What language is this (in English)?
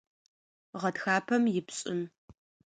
Adyghe